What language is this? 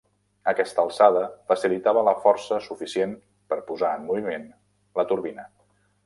Catalan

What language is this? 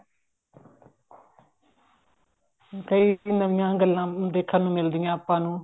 Punjabi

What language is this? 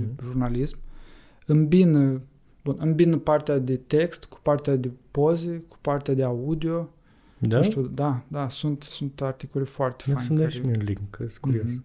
Romanian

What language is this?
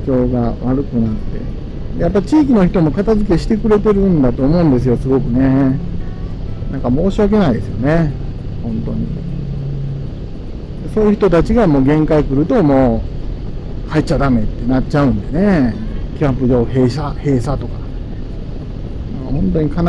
Japanese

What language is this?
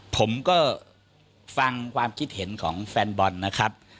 Thai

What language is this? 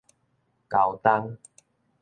Min Nan Chinese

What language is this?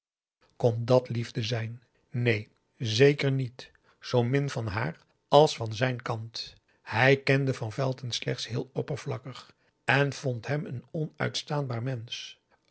Dutch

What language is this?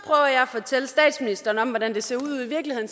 Danish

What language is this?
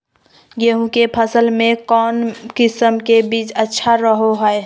Magahi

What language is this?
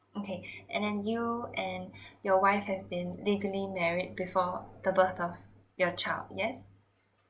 English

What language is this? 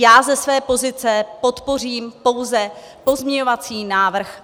Czech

